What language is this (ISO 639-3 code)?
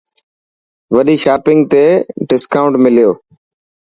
mki